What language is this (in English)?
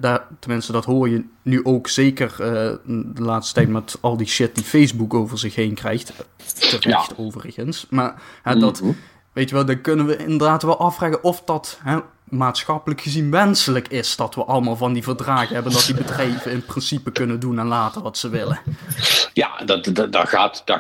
Dutch